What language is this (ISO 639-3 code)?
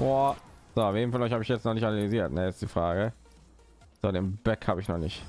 deu